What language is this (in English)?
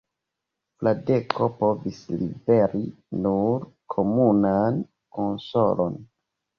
Esperanto